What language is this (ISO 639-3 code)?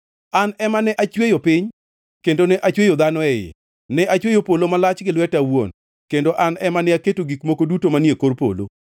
luo